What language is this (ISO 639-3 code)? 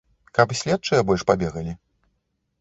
bel